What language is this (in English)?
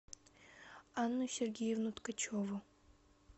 Russian